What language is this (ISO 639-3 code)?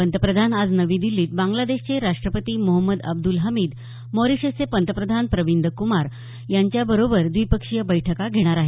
mar